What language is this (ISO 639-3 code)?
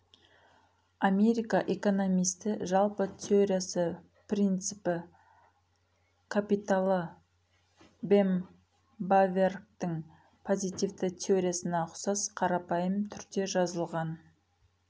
kaz